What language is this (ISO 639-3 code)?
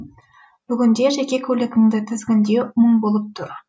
kaz